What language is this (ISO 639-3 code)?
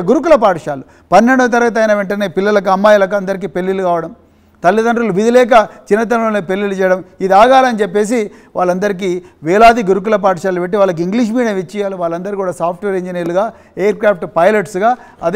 tel